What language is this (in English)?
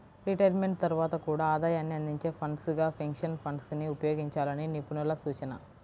Telugu